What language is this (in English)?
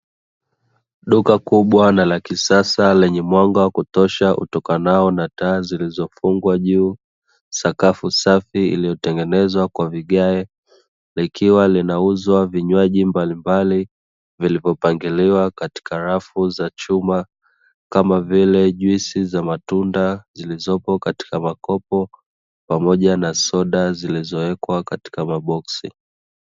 Swahili